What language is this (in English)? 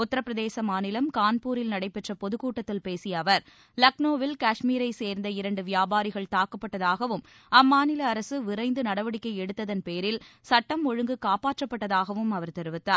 Tamil